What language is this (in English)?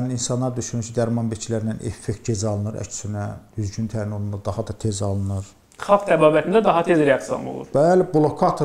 Turkish